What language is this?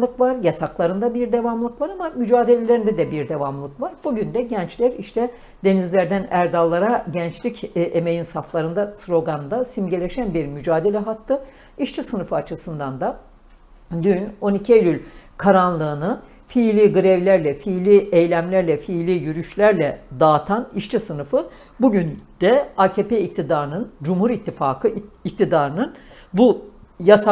Turkish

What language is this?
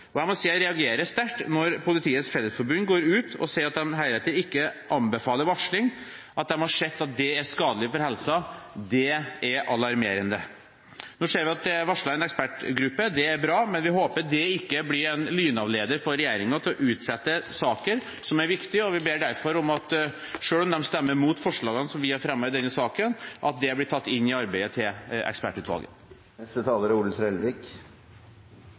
Norwegian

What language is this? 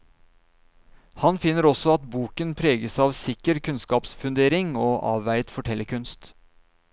Norwegian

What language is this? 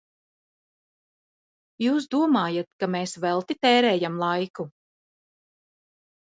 Latvian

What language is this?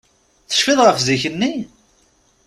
Kabyle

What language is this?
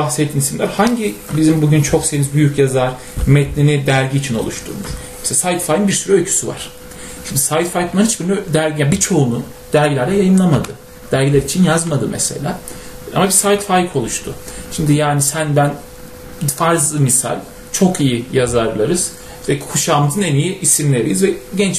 Turkish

